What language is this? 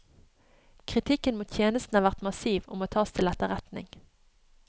Norwegian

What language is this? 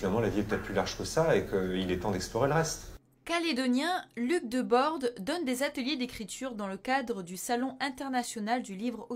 French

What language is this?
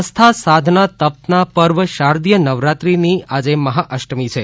Gujarati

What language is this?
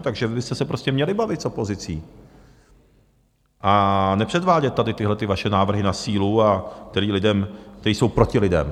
Czech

